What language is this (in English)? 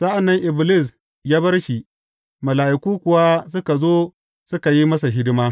Hausa